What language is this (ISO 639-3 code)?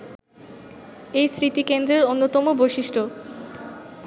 ben